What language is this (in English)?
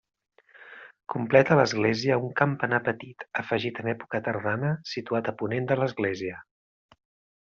Catalan